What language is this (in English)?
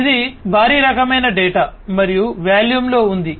Telugu